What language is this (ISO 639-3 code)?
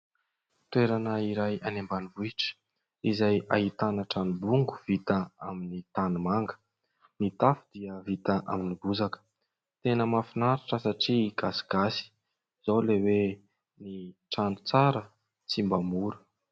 mlg